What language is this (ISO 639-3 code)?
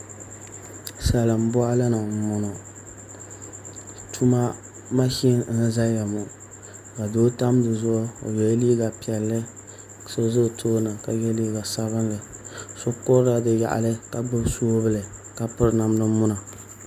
dag